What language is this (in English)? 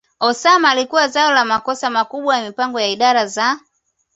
Swahili